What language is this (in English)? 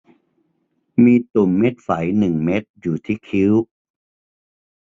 Thai